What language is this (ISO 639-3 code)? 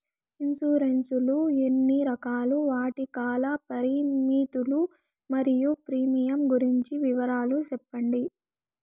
tel